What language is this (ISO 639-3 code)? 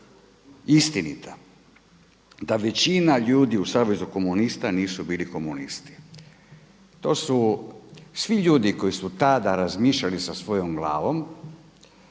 hrv